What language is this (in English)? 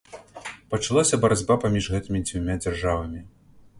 Belarusian